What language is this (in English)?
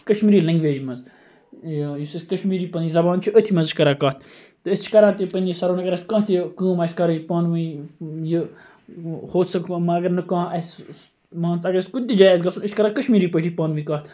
Kashmiri